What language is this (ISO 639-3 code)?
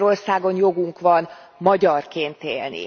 hun